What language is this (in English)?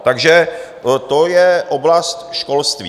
Czech